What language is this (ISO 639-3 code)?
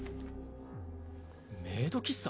jpn